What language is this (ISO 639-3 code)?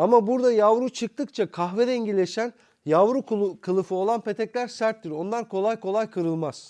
tur